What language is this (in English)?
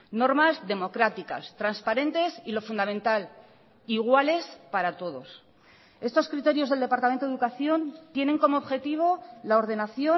Spanish